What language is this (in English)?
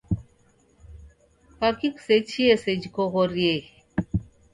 Taita